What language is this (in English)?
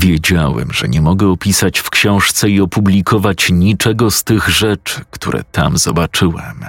Polish